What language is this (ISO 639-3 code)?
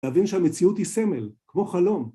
heb